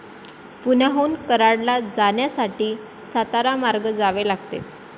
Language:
Marathi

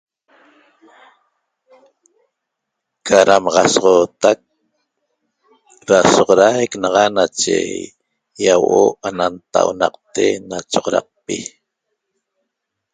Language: Toba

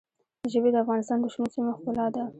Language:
Pashto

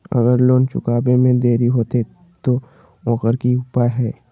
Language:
Magahi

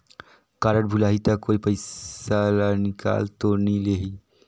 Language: Chhattisgarhi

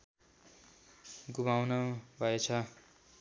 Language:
Nepali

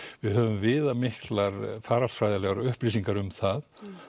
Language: Icelandic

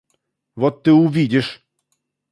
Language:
Russian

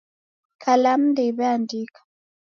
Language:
Taita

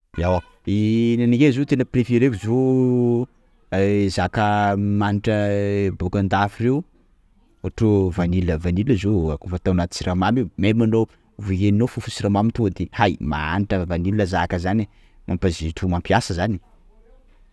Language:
Sakalava Malagasy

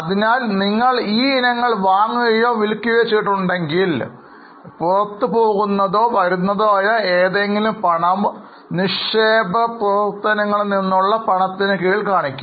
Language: Malayalam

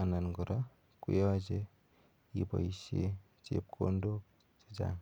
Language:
Kalenjin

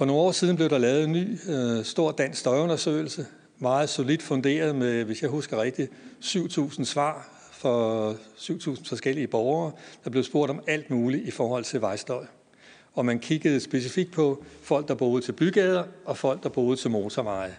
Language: Danish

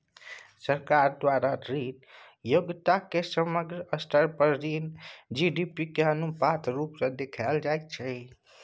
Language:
Maithili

